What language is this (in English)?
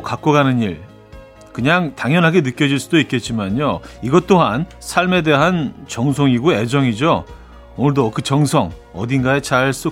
Korean